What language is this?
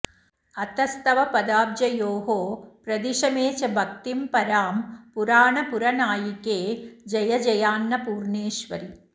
Sanskrit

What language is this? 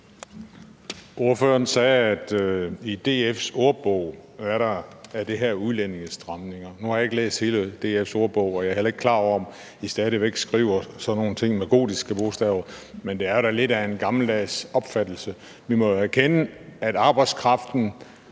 Danish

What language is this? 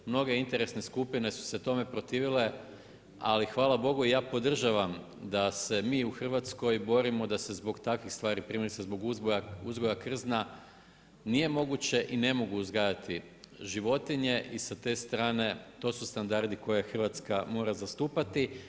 Croatian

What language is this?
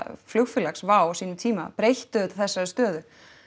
Icelandic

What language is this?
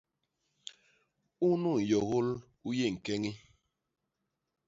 Basaa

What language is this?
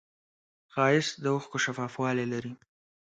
Pashto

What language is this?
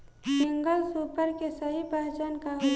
Bhojpuri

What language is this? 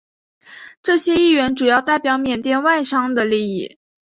Chinese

